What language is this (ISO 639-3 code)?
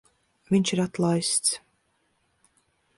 lav